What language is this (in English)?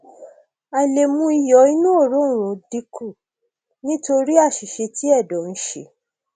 Yoruba